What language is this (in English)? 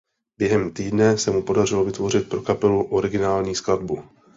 Czech